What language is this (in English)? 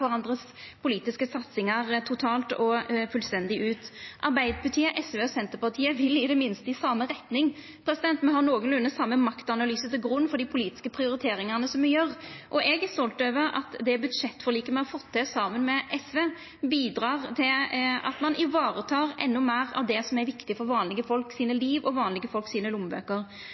Norwegian Nynorsk